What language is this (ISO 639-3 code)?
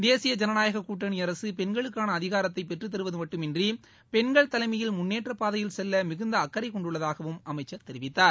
tam